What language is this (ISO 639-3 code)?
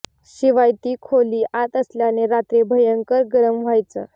mar